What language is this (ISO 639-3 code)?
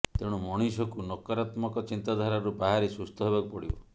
ori